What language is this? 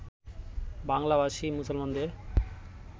Bangla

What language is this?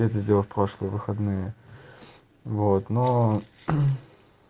Russian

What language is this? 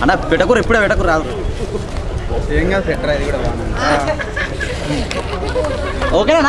Indonesian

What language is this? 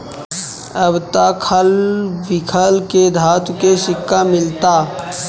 Bhojpuri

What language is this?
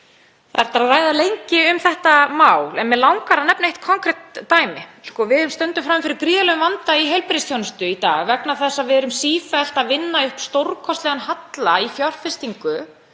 Icelandic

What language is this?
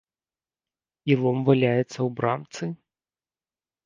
Belarusian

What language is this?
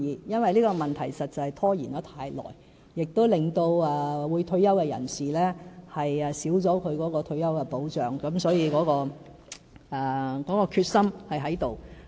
Cantonese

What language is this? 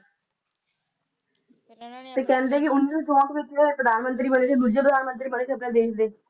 Punjabi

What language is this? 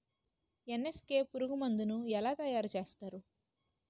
Telugu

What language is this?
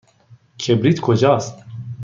Persian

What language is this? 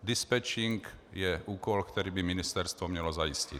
Czech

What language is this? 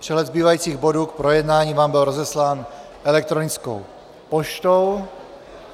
Czech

